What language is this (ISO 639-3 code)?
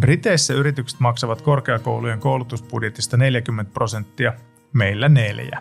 fin